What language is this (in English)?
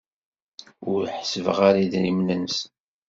Kabyle